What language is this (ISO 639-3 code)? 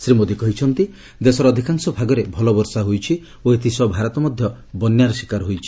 ori